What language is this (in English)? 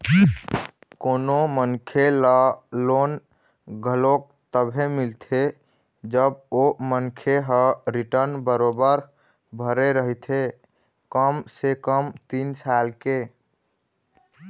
Chhattisgarhi